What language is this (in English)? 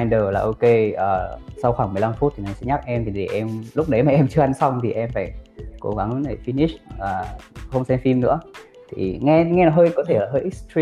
Vietnamese